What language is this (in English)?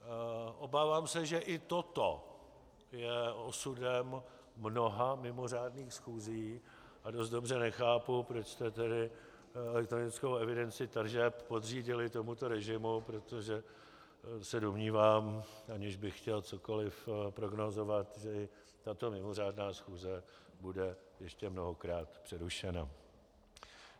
Czech